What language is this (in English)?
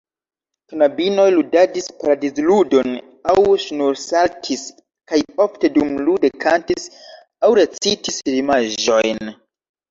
Esperanto